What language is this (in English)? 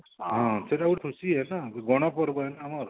Odia